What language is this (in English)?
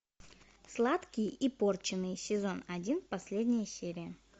Russian